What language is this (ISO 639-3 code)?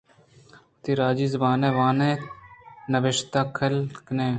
bgp